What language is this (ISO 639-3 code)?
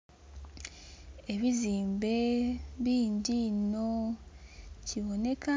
xog